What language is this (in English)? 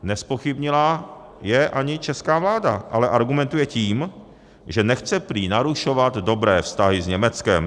Czech